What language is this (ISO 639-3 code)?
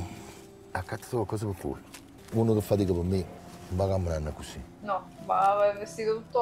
ita